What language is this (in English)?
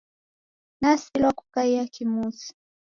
Taita